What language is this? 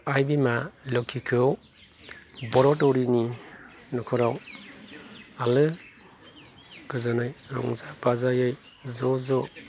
Bodo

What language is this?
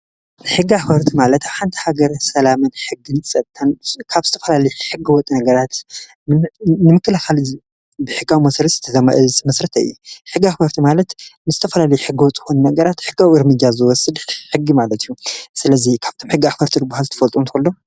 Tigrinya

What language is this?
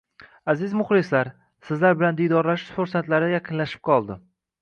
Uzbek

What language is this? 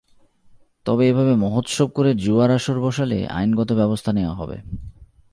Bangla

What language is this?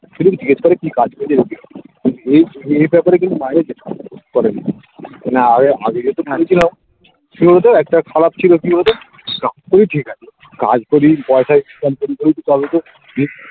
Bangla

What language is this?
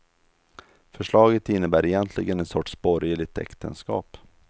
Swedish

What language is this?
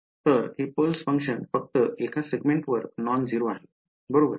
Marathi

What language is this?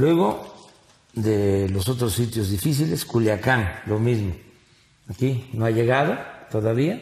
Spanish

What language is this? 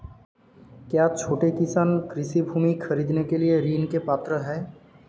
Hindi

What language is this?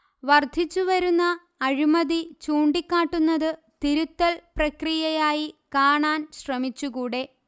Malayalam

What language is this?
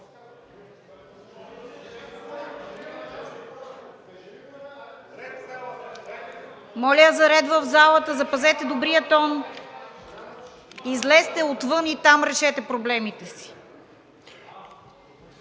Bulgarian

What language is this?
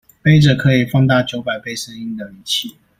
Chinese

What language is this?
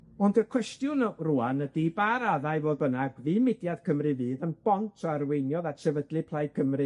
Welsh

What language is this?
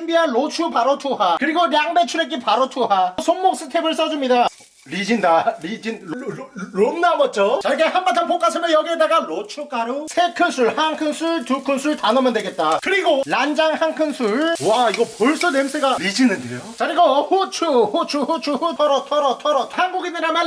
Korean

